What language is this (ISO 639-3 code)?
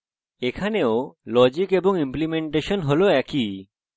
ben